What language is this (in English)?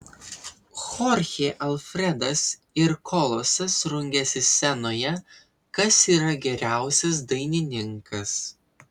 Lithuanian